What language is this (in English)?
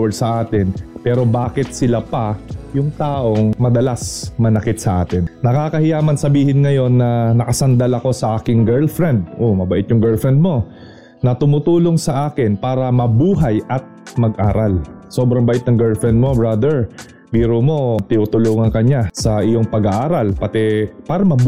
Filipino